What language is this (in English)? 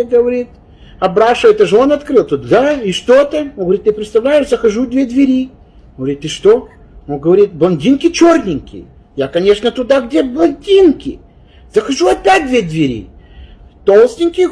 Russian